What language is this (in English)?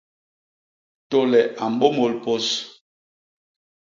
Basaa